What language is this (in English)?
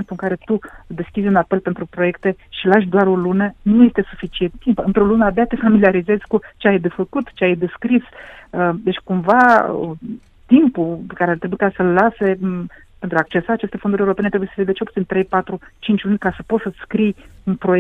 Romanian